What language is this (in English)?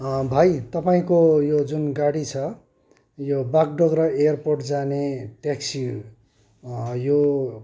Nepali